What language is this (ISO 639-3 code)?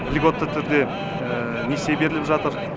kaz